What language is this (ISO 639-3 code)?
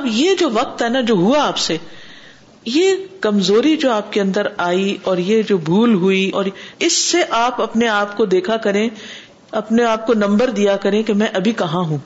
urd